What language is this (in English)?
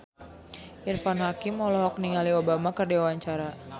Sundanese